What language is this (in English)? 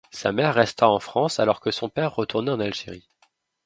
French